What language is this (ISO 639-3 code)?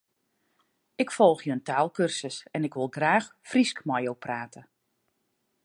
fry